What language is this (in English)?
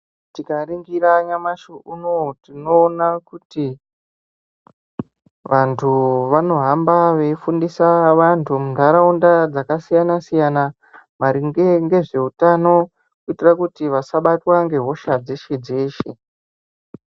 Ndau